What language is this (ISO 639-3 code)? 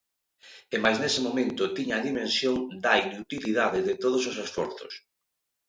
glg